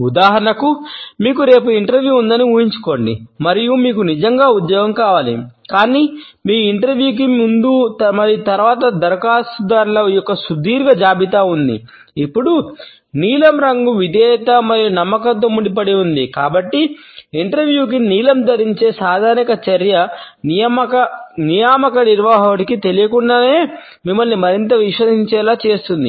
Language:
Telugu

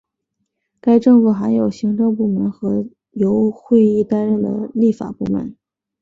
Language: Chinese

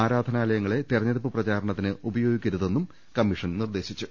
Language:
Malayalam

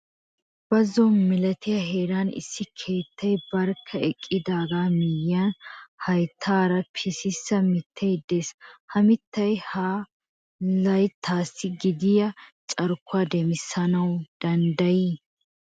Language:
Wolaytta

